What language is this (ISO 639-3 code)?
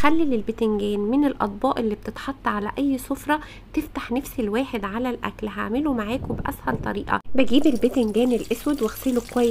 ara